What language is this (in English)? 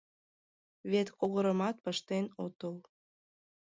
Mari